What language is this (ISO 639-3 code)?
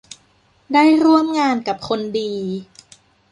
tha